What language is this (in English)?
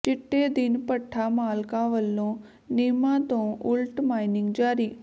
Punjabi